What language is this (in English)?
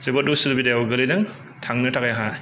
Bodo